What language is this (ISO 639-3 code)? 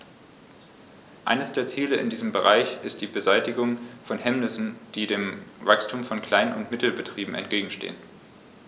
deu